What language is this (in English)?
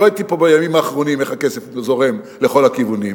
Hebrew